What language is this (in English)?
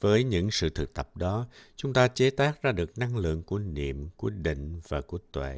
Vietnamese